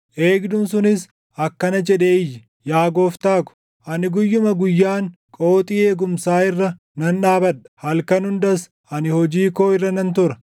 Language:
Oromo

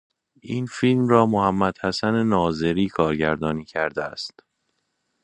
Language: Persian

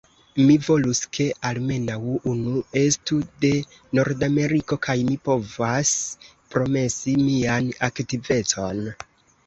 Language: Esperanto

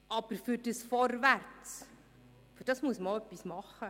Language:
Swiss German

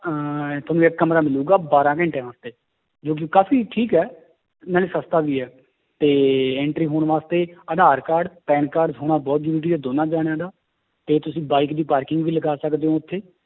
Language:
Punjabi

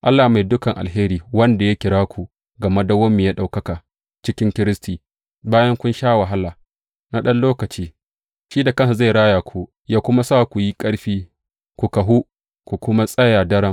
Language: Hausa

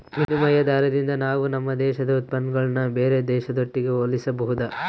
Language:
Kannada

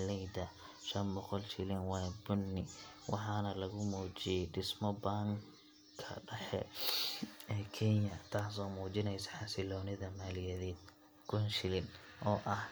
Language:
Somali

